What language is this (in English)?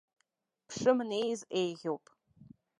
Abkhazian